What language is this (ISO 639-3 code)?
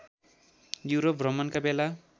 nep